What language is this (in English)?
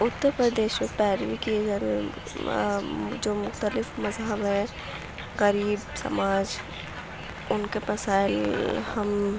Urdu